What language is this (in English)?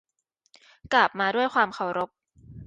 Thai